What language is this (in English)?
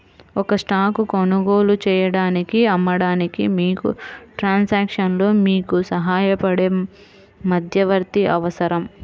Telugu